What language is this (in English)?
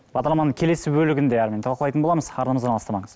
Kazakh